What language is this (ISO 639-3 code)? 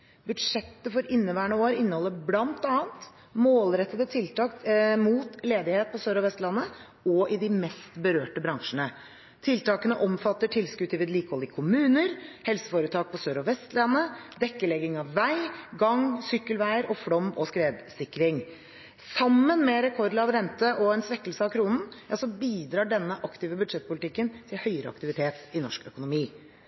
nob